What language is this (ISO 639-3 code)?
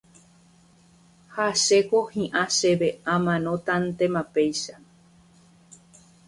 grn